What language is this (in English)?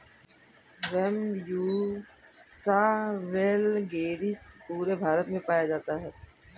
Hindi